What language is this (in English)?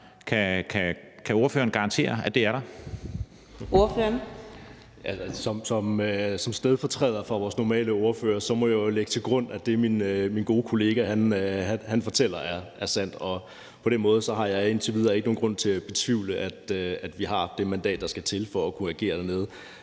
Danish